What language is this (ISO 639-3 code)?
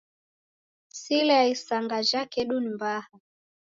dav